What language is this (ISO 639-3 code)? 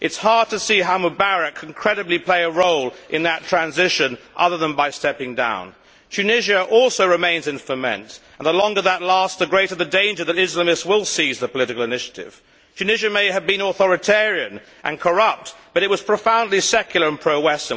eng